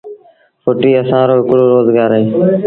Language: Sindhi Bhil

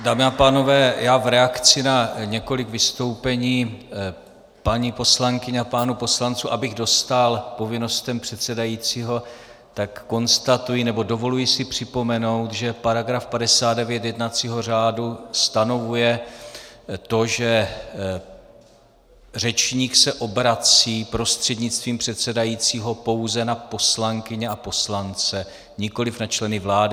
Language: Czech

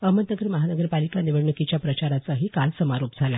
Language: Marathi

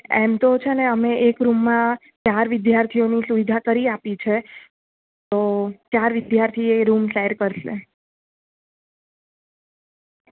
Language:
Gujarati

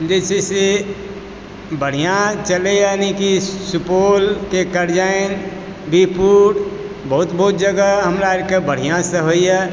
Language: Maithili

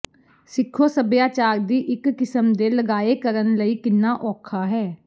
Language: Punjabi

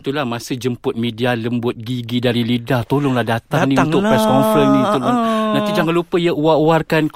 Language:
Malay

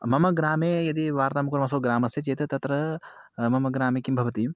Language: Sanskrit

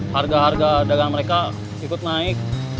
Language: Indonesian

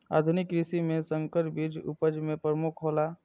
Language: Maithili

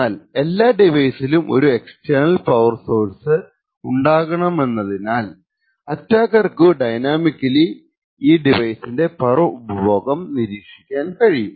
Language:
Malayalam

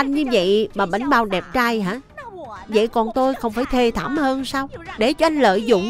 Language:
Vietnamese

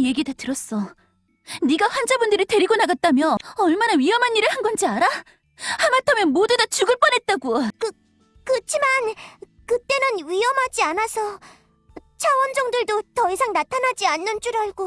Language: Korean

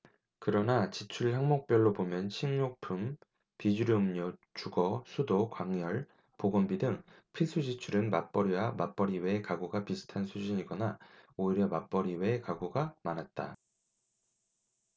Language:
Korean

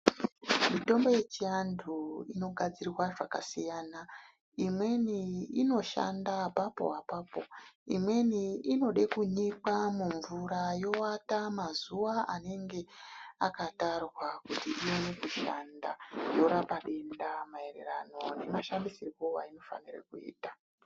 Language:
Ndau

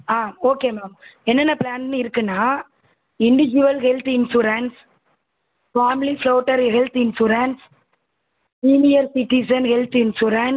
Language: Tamil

